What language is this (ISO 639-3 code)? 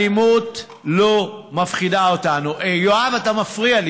heb